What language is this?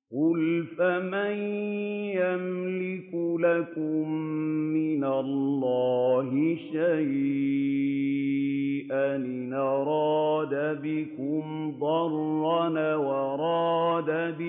Arabic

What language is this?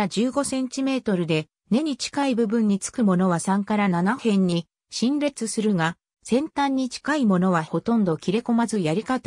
Japanese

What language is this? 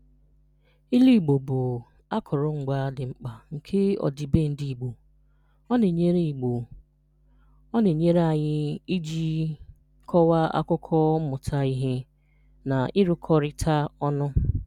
Igbo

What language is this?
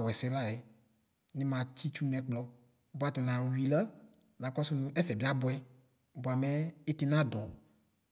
Ikposo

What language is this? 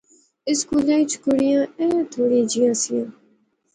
Pahari-Potwari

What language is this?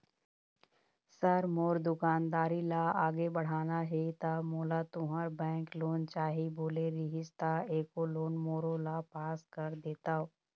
Chhattisgarhi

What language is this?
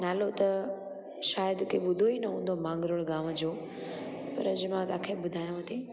Sindhi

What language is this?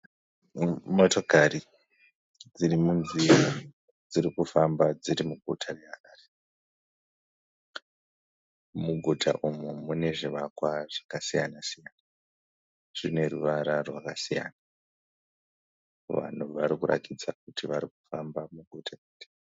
Shona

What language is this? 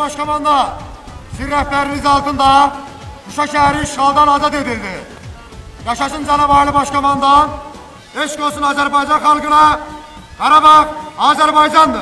Turkish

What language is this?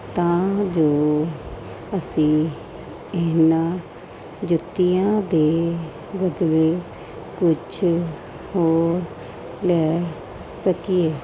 Punjabi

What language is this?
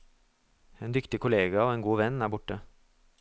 Norwegian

